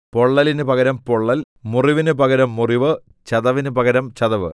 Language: Malayalam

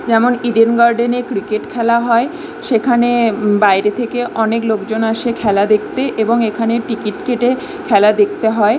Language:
Bangla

